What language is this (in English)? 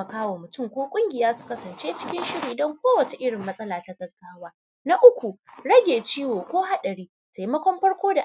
Hausa